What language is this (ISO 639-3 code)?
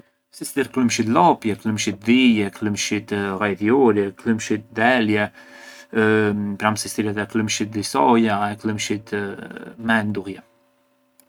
aae